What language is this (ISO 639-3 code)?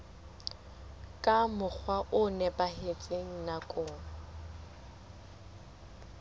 sot